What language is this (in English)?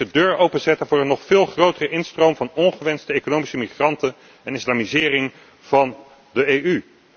Dutch